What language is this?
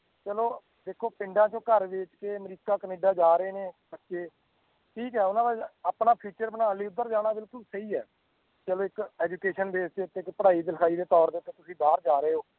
Punjabi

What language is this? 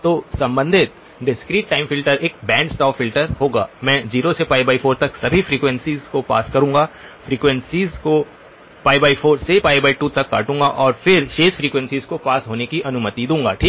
Hindi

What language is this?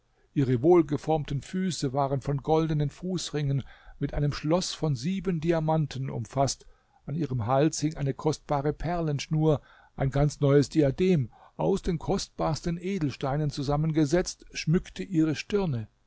German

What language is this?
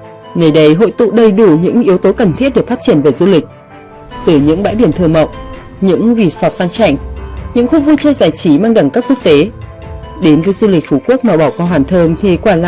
Vietnamese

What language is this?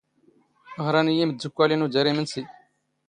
Standard Moroccan Tamazight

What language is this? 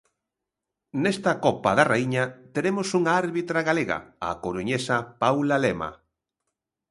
Galician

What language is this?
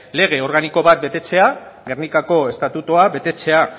Basque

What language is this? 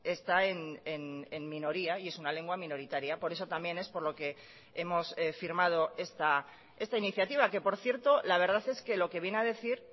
Spanish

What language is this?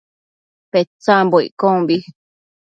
Matsés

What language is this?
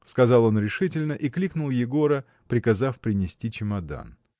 Russian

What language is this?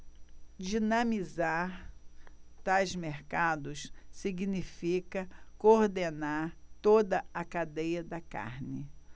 Portuguese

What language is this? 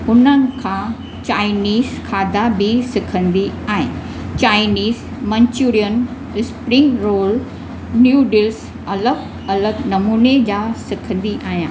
Sindhi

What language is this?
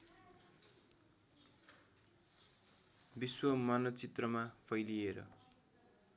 Nepali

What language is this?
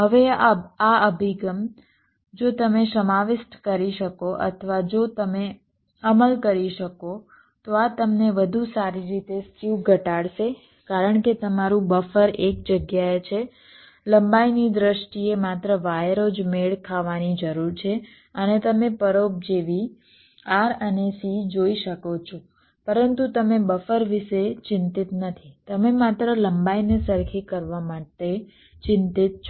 Gujarati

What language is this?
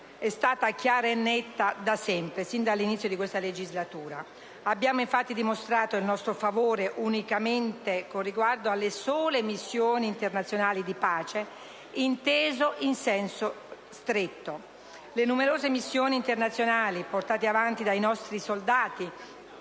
Italian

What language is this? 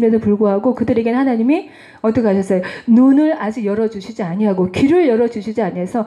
Korean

